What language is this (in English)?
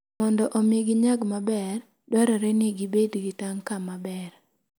Luo (Kenya and Tanzania)